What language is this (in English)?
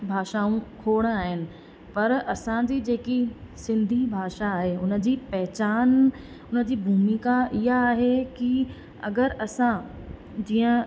Sindhi